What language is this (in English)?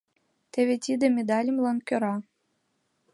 Mari